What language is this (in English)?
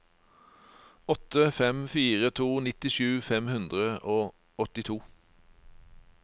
Norwegian